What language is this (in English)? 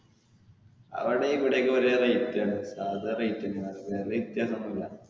Malayalam